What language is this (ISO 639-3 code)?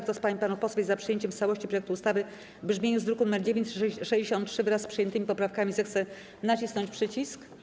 pol